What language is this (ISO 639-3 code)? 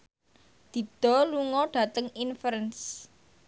jav